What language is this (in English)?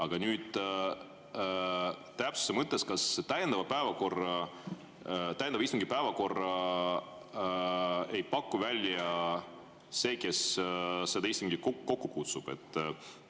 Estonian